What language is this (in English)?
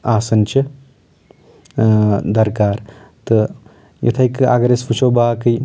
Kashmiri